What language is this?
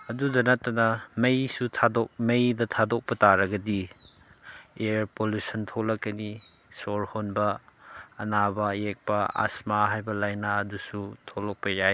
Manipuri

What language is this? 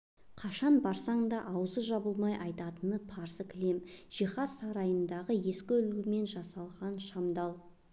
Kazakh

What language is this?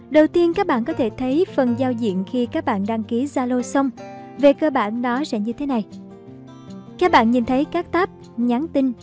Vietnamese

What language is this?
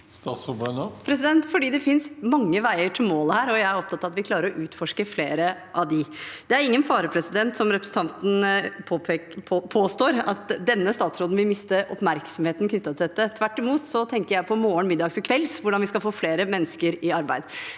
Norwegian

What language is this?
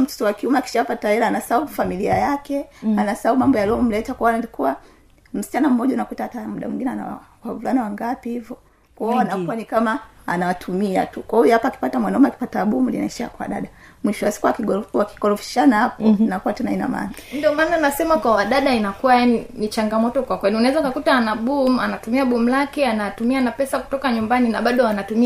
Swahili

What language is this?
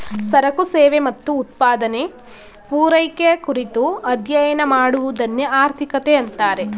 Kannada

